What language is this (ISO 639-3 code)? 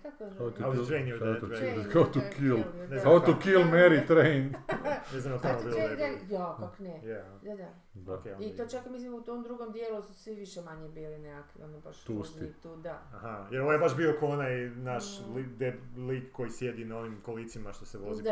hrv